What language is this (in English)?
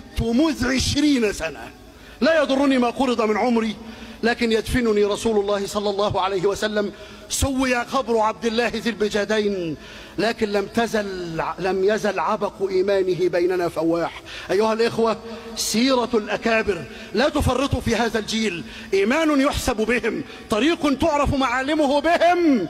Arabic